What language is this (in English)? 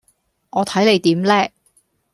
Cantonese